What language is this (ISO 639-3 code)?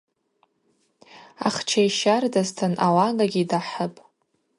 abq